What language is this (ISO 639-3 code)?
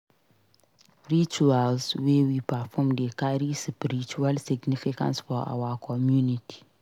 pcm